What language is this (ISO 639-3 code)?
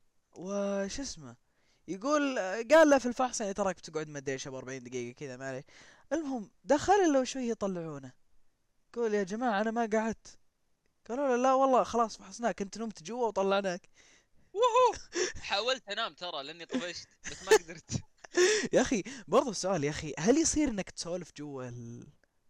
ara